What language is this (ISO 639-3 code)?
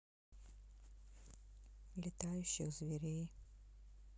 rus